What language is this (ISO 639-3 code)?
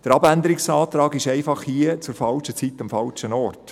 gsw